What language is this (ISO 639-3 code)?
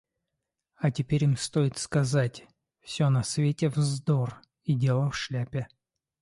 rus